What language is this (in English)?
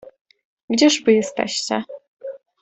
Polish